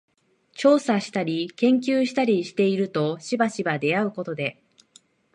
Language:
Japanese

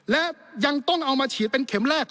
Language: Thai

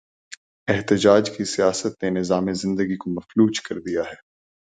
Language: Urdu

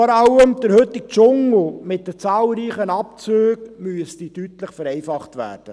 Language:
Swiss German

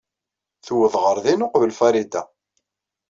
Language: Kabyle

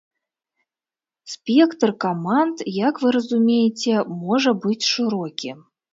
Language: Belarusian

